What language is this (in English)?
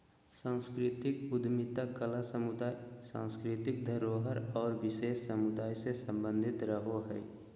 Magahi